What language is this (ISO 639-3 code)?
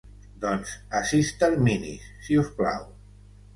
cat